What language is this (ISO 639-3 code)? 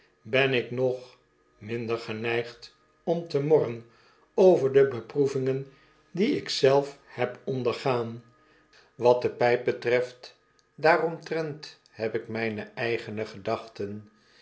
nld